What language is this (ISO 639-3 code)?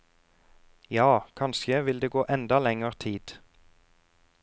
nor